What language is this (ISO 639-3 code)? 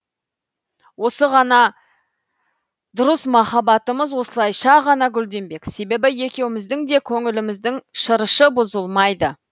kaz